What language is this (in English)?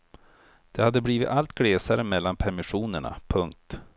Swedish